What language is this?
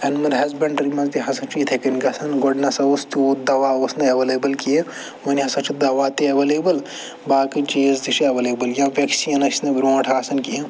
Kashmiri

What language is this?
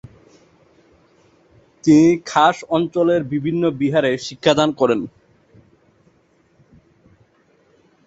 Bangla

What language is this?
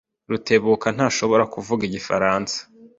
Kinyarwanda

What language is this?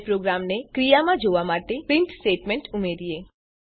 Gujarati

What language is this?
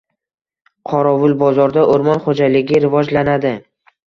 Uzbek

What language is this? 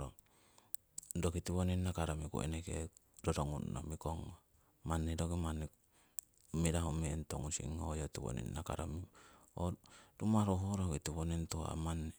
Siwai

